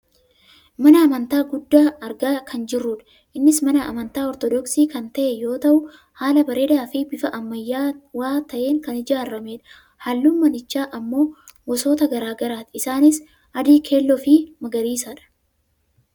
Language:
Oromo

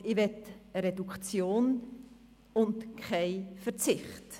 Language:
Swiss German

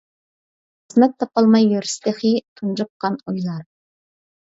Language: Uyghur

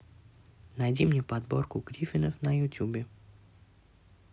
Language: Russian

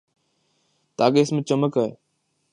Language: Urdu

